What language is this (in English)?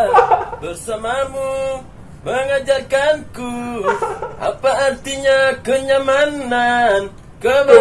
Indonesian